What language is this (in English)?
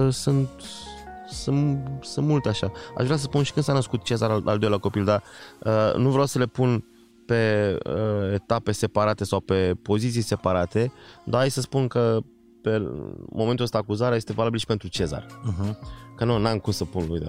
Romanian